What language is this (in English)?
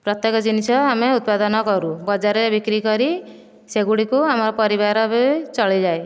Odia